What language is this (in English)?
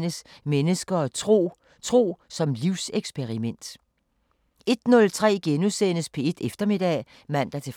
Danish